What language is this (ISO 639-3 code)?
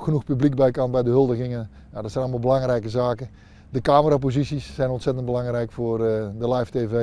nld